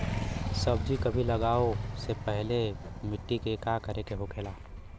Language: Bhojpuri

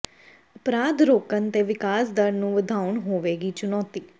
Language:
Punjabi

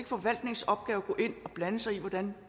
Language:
Danish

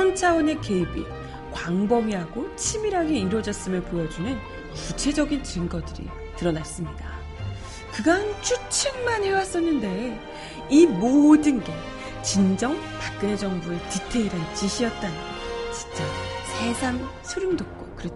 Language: Korean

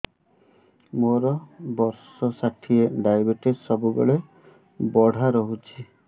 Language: Odia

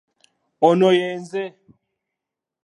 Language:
Ganda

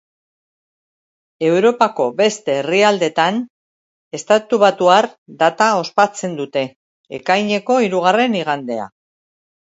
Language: Basque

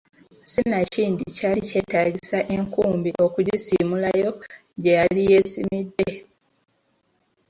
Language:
Ganda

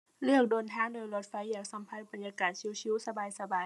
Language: Thai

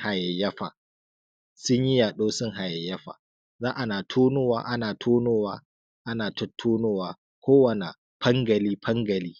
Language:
Hausa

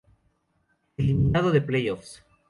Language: Spanish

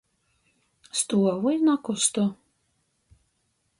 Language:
Latgalian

